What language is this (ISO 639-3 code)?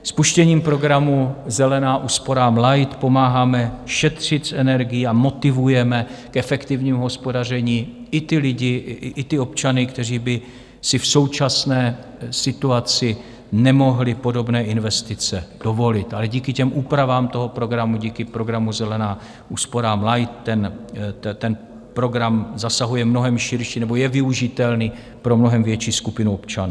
ces